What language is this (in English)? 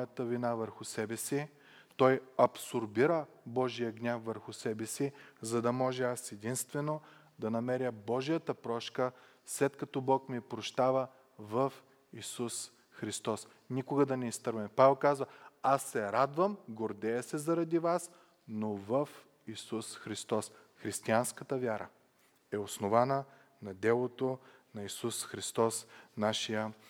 Bulgarian